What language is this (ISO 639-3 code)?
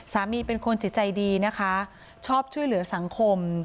tha